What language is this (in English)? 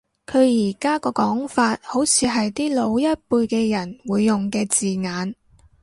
Cantonese